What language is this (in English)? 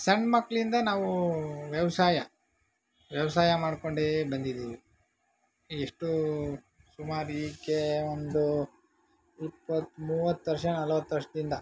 Kannada